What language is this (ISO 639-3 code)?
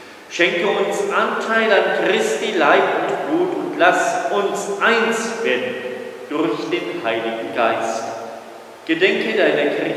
deu